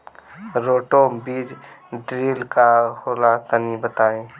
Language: Bhojpuri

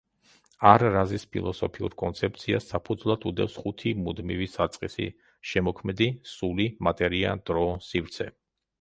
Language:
Georgian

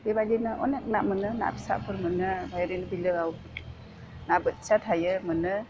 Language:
Bodo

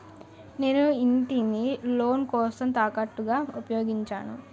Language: Telugu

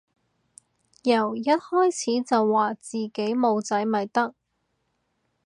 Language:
Cantonese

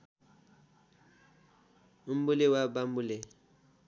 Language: Nepali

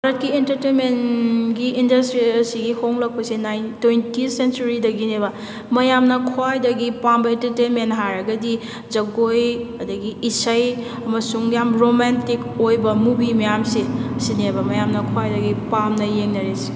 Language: Manipuri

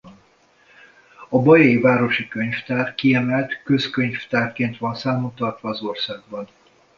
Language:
Hungarian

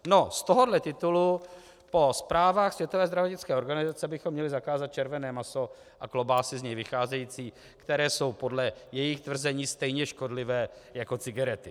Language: Czech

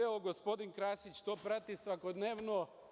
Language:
Serbian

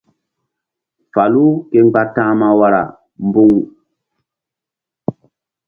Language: Mbum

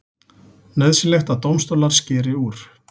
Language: Icelandic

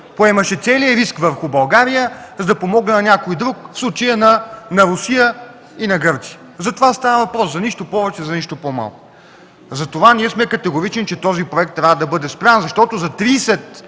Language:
Bulgarian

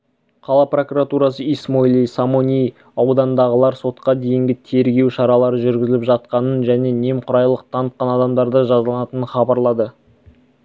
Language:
Kazakh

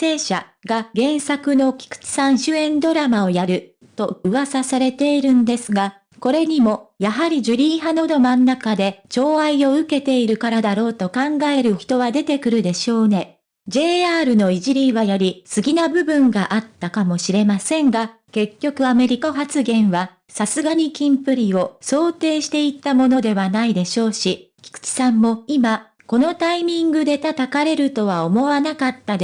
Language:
Japanese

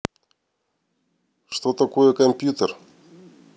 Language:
Russian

